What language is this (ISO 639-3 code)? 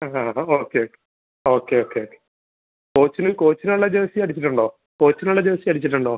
mal